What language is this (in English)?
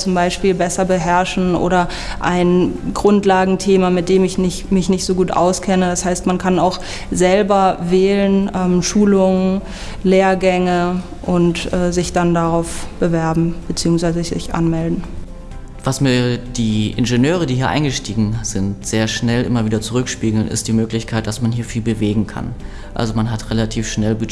German